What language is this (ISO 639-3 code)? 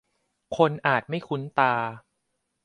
tha